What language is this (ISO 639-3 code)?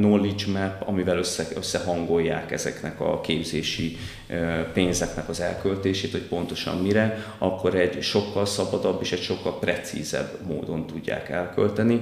hun